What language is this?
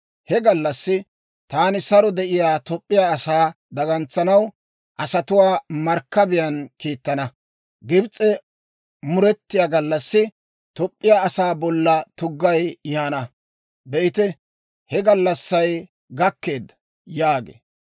Dawro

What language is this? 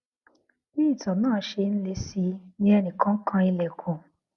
Yoruba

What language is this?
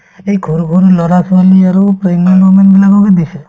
Assamese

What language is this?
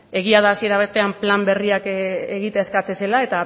Basque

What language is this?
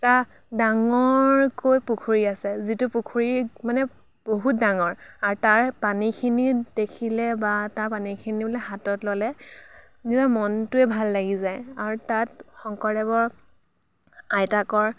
Assamese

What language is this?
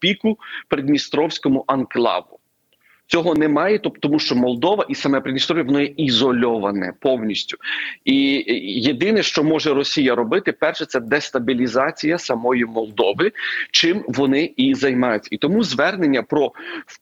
Ukrainian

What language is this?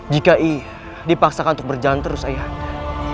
Indonesian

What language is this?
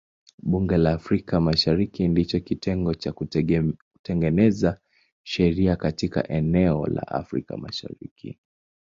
Swahili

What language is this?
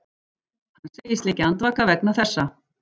Icelandic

